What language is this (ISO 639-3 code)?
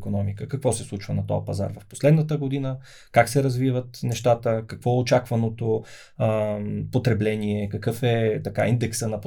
bul